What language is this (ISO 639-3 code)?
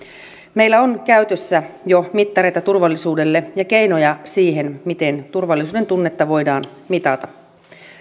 fin